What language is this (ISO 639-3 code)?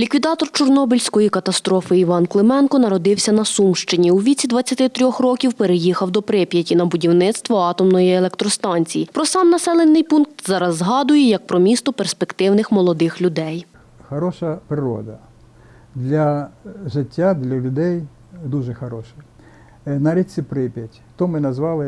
ukr